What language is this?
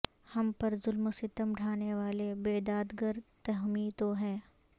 Urdu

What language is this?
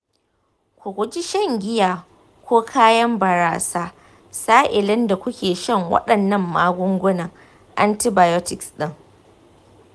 Hausa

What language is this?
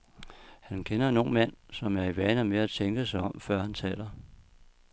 Danish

